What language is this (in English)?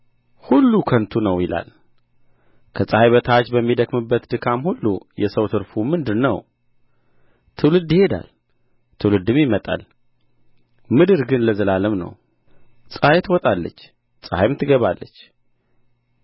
Amharic